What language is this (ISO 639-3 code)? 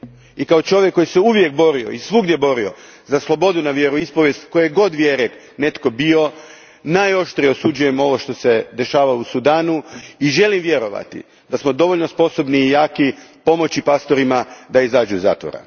hrv